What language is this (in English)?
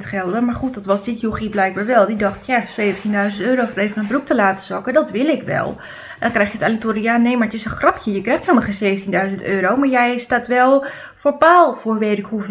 Dutch